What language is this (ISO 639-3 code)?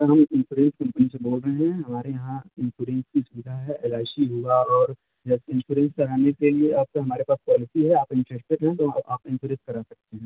hin